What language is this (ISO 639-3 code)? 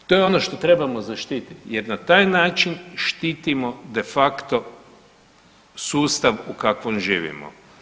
hrv